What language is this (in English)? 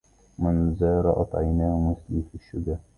Arabic